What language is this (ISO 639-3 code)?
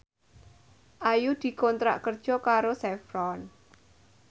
jav